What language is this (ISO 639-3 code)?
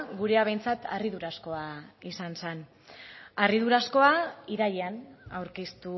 eus